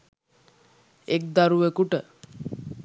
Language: Sinhala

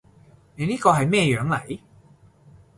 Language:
Cantonese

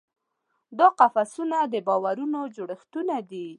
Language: Pashto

